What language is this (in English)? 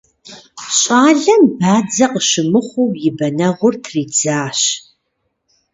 Kabardian